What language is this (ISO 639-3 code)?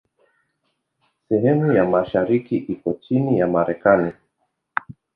swa